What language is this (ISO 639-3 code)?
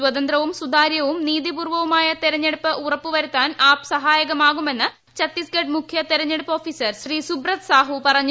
mal